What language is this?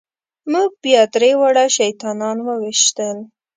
Pashto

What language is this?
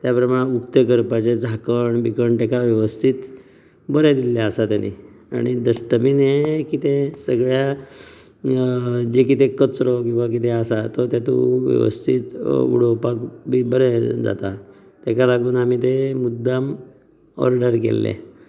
Konkani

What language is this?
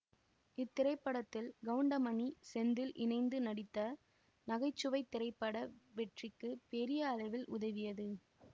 Tamil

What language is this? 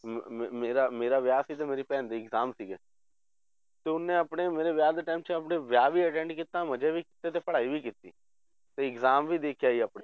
Punjabi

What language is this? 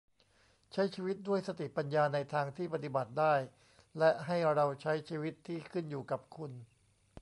Thai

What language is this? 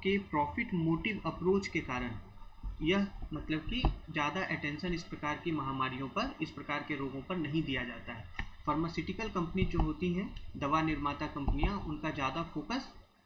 Hindi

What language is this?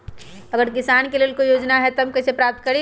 Magahi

